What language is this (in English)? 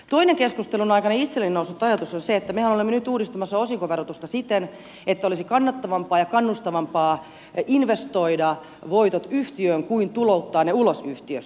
Finnish